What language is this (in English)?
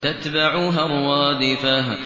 Arabic